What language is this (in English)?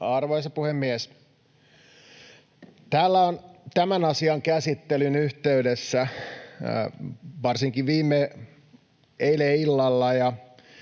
Finnish